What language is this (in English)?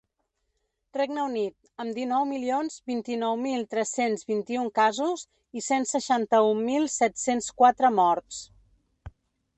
Catalan